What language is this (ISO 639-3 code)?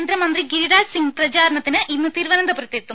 mal